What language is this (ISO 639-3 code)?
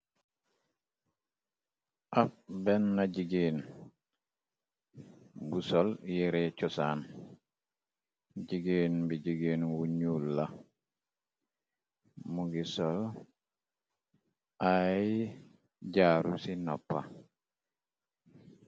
wol